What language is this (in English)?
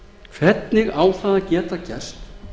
Icelandic